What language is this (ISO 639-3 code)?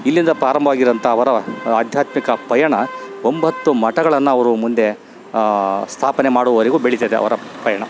kan